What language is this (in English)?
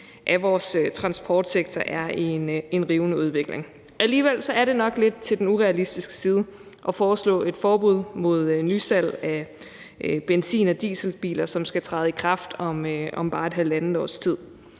Danish